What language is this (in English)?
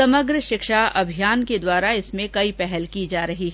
Hindi